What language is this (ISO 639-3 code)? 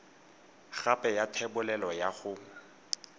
tsn